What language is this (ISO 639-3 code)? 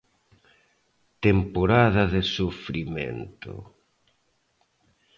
glg